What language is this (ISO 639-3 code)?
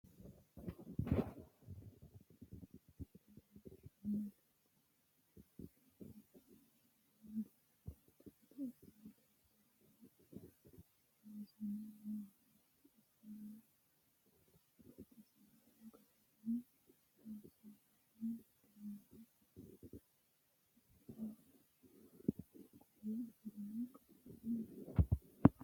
sid